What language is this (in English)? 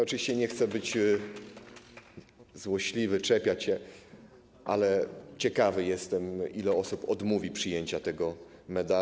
Polish